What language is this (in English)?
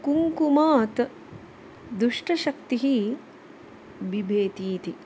Sanskrit